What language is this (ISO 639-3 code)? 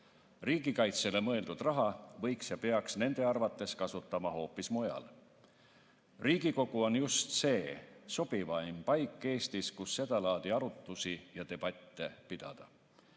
est